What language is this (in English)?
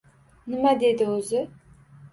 Uzbek